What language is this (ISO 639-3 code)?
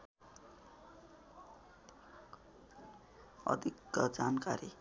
nep